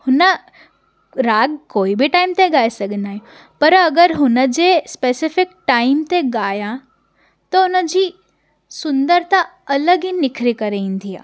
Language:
Sindhi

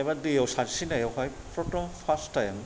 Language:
Bodo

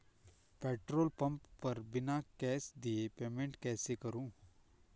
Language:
Hindi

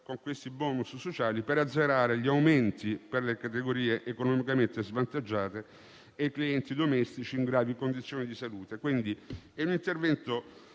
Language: Italian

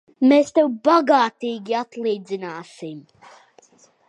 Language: Latvian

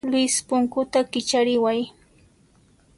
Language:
Puno Quechua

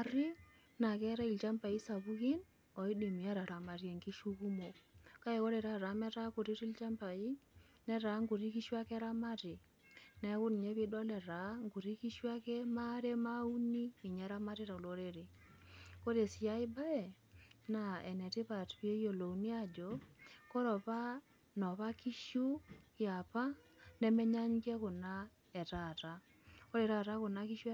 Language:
Masai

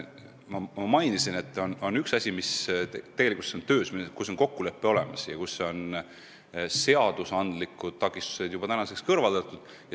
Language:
Estonian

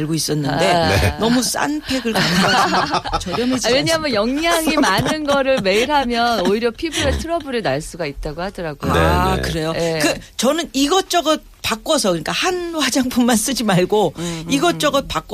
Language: Korean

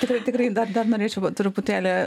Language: Lithuanian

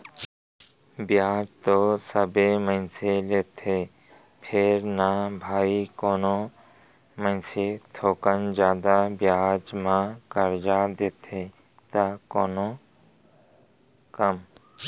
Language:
Chhattisgarhi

